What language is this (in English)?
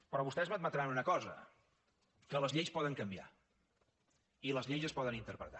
Catalan